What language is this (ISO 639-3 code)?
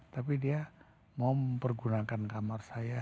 ind